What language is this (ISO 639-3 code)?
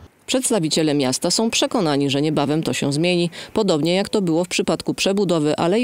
pol